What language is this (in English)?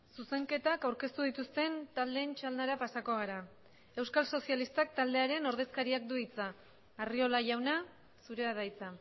Basque